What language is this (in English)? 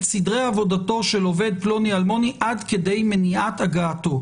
Hebrew